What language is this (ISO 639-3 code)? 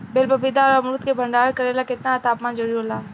bho